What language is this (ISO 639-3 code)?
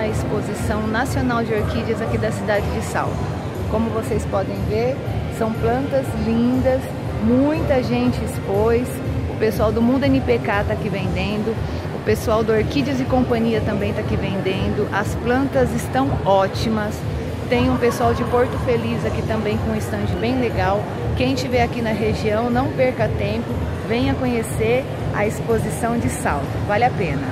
por